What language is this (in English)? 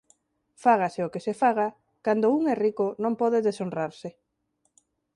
Galician